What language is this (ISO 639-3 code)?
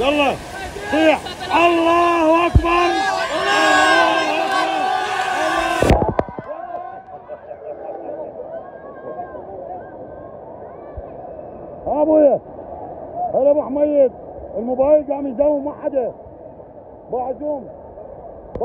ara